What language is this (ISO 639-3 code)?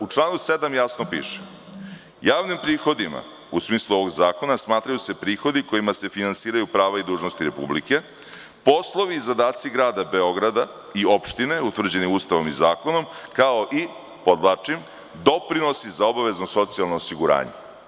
srp